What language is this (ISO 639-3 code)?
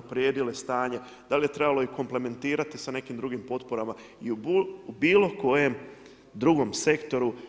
hrv